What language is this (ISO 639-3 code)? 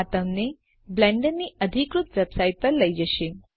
guj